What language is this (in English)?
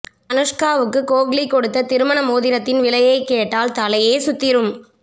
Tamil